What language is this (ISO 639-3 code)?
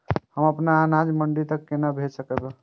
mai